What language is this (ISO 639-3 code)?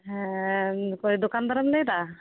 sat